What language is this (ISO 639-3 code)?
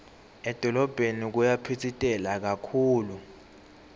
ssw